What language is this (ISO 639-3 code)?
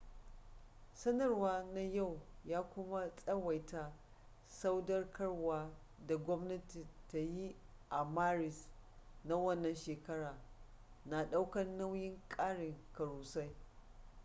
hau